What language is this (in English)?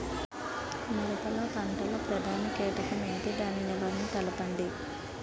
Telugu